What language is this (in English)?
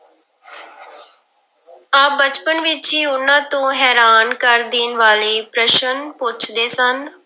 Punjabi